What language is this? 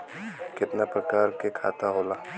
Bhojpuri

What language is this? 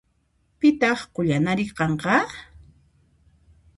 Puno Quechua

